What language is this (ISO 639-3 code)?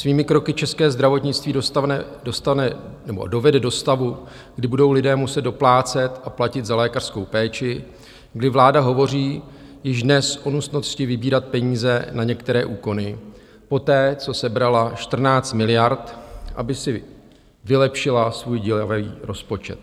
ces